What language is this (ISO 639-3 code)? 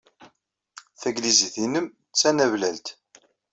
kab